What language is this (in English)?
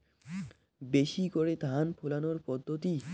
Bangla